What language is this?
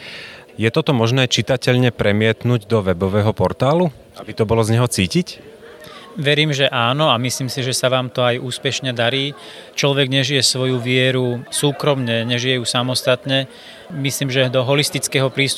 Slovak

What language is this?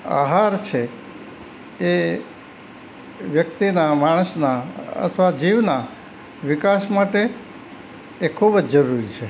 Gujarati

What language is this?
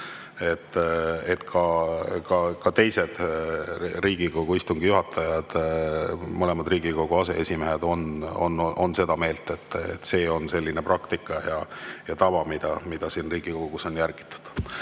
Estonian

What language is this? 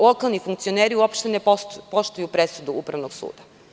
Serbian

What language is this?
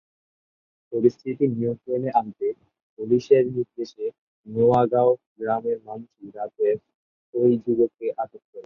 Bangla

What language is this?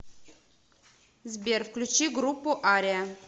Russian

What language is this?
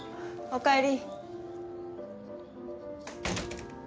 Japanese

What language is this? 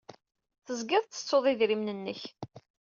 Kabyle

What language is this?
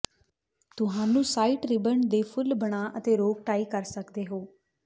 Punjabi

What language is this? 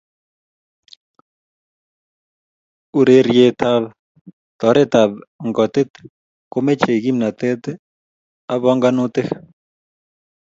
Kalenjin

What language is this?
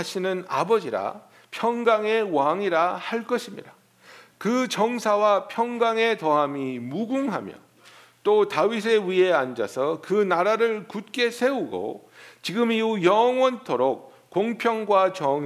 Korean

